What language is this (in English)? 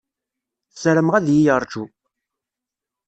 Kabyle